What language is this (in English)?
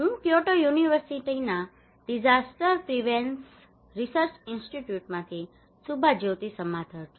Gujarati